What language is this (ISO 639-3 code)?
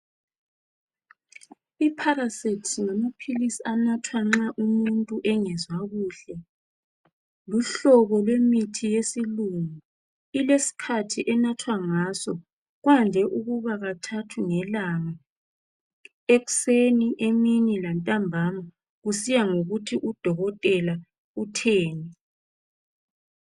nde